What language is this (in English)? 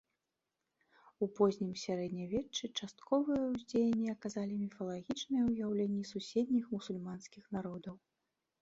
Belarusian